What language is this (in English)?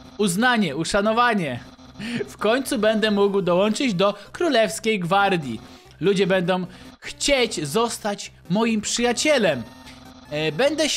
Polish